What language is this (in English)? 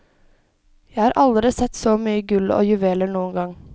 Norwegian